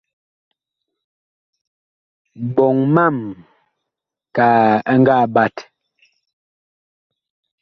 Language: Bakoko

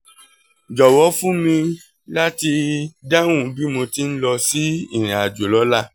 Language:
Yoruba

